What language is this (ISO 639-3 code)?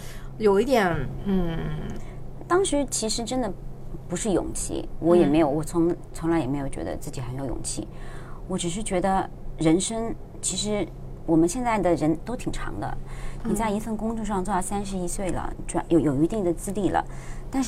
zho